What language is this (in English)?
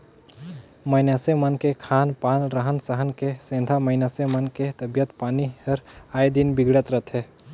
Chhattisgarhi